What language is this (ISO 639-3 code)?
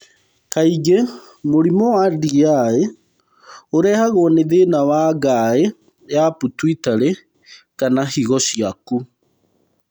kik